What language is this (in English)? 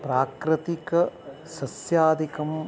Sanskrit